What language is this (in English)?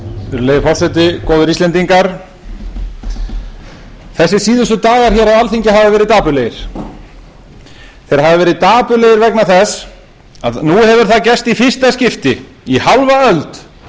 Icelandic